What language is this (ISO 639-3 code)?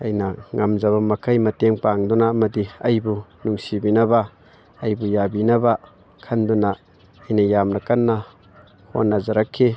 mni